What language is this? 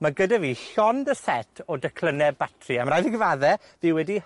Welsh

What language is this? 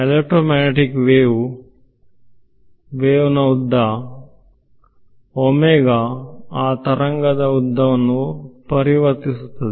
Kannada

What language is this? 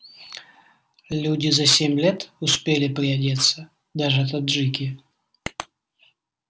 Russian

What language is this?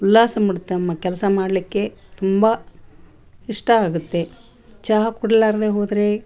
Kannada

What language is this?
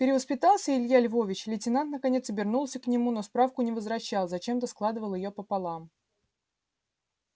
Russian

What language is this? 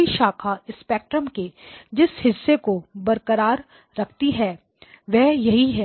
Hindi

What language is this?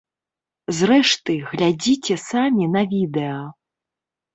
Belarusian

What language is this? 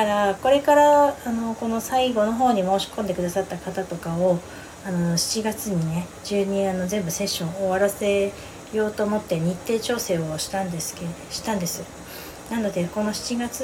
Japanese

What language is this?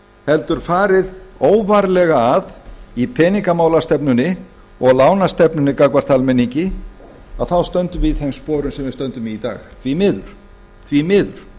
Icelandic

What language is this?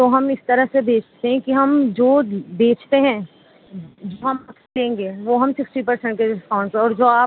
Urdu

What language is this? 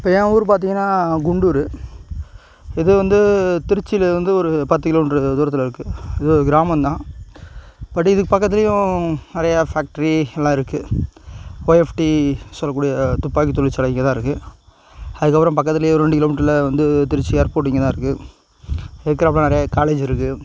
Tamil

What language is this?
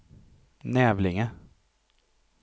Swedish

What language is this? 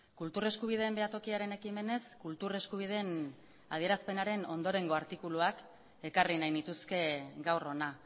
Basque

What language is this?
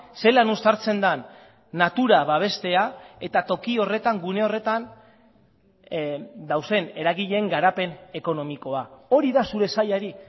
Basque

